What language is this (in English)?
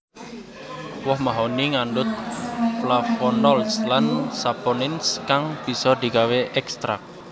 Javanese